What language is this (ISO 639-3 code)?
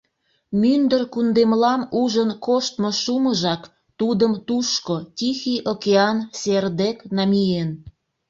chm